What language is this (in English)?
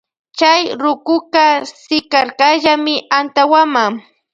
Loja Highland Quichua